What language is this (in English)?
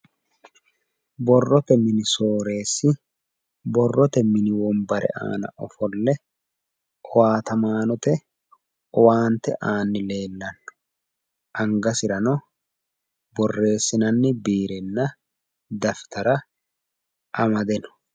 Sidamo